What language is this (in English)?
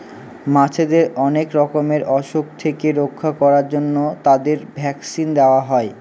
Bangla